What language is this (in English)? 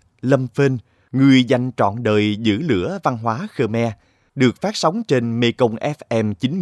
Vietnamese